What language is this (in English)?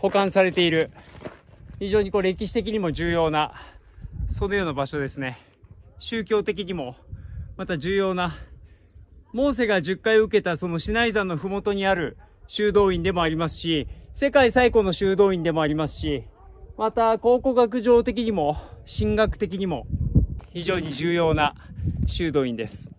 Japanese